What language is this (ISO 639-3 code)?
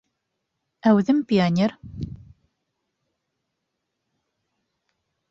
bak